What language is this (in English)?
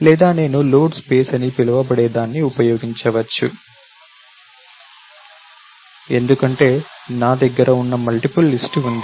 Telugu